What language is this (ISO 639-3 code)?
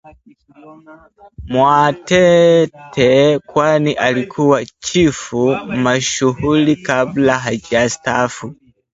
swa